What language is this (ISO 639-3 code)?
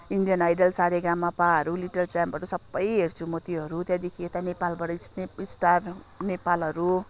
nep